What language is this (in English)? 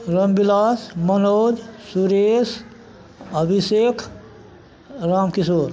Maithili